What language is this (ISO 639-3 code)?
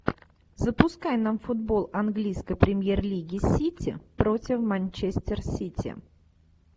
rus